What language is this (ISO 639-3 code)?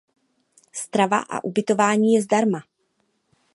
ces